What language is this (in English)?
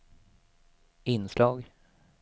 Swedish